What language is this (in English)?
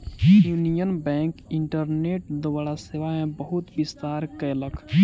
Maithili